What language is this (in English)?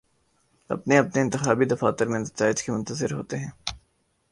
Urdu